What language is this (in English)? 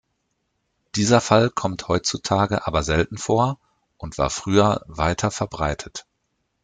German